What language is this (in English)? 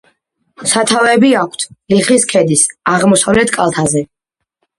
Georgian